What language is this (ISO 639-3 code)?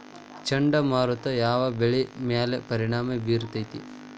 kan